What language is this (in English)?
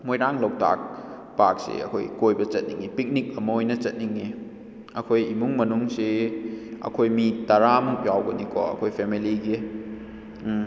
Manipuri